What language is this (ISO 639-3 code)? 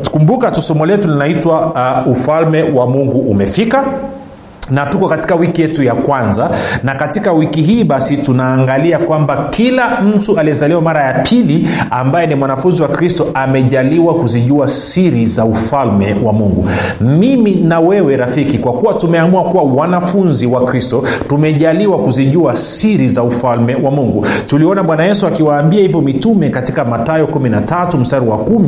swa